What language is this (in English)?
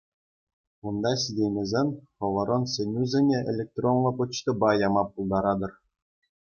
Chuvash